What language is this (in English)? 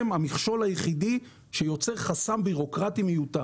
Hebrew